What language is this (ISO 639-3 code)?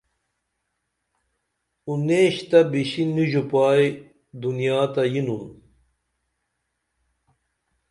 dml